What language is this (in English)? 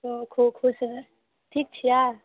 Maithili